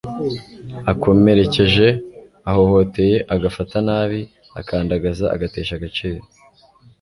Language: Kinyarwanda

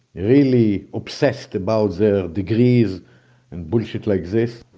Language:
English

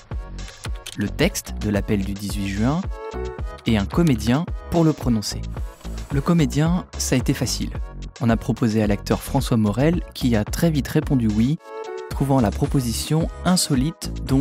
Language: French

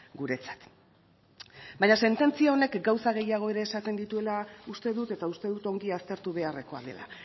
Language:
Basque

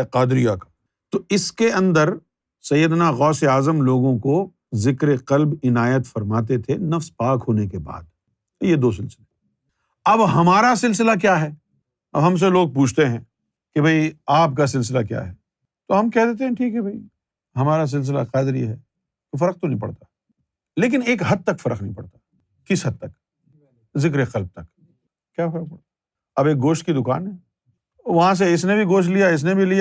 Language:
Urdu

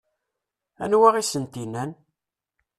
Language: Kabyle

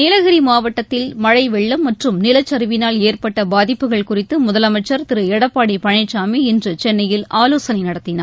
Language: Tamil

